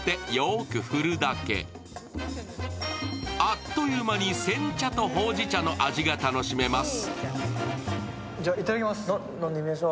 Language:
Japanese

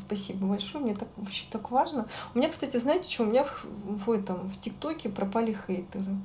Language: Russian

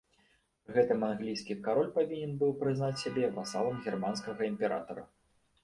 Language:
Belarusian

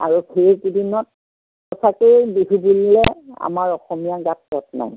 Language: Assamese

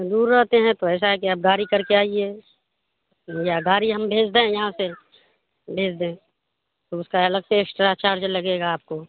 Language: Urdu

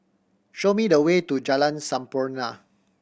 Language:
English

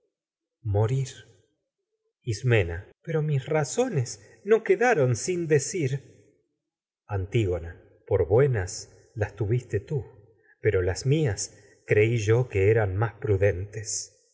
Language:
Spanish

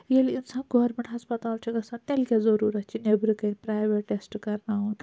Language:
Kashmiri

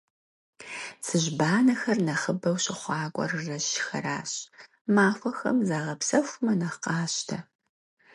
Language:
Kabardian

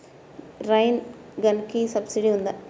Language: Telugu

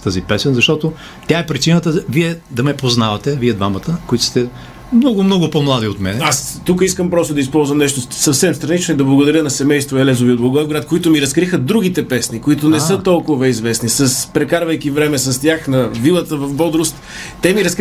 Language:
Bulgarian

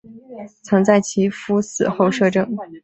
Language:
Chinese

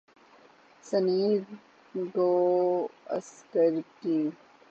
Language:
Urdu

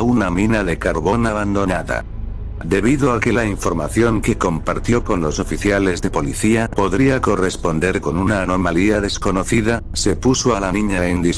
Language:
Spanish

